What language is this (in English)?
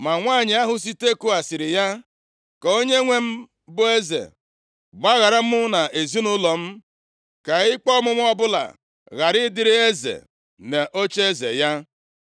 Igbo